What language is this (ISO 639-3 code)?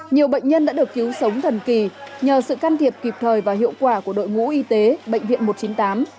vie